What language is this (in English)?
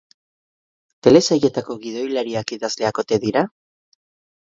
Basque